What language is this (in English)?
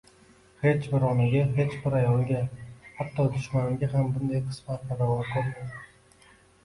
Uzbek